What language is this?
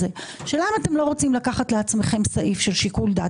Hebrew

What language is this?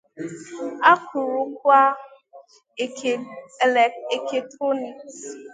Igbo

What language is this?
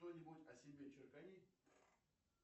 Russian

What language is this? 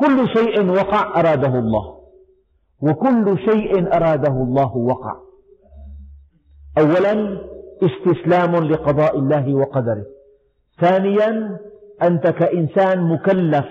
Arabic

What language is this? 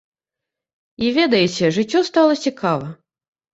Belarusian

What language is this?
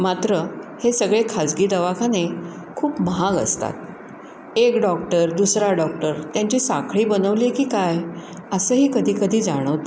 Marathi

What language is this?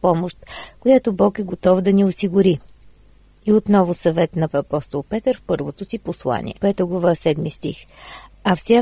Bulgarian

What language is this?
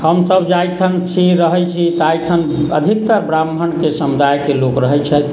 Maithili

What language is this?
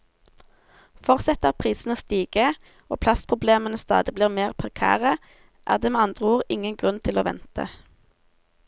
Norwegian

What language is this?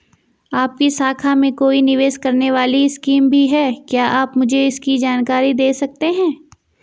Hindi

